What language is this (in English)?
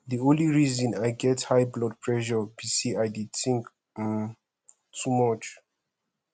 Nigerian Pidgin